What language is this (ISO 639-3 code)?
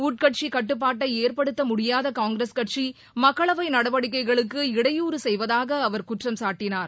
tam